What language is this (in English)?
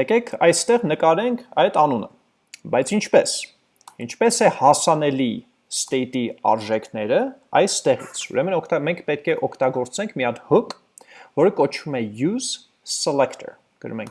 Dutch